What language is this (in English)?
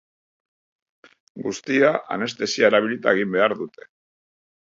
Basque